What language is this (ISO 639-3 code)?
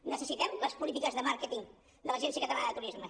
cat